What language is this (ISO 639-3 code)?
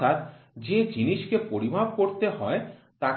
ben